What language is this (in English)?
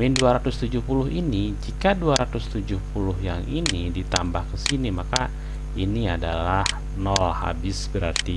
Indonesian